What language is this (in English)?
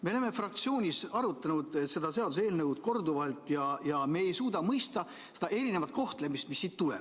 Estonian